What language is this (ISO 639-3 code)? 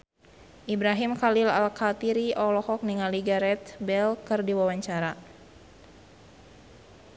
sun